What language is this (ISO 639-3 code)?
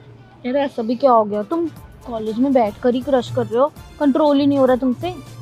hin